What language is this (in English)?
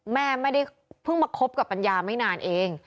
Thai